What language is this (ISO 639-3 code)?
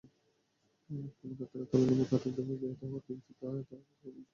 ben